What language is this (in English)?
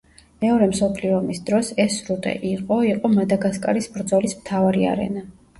Georgian